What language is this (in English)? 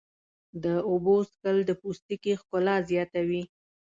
Pashto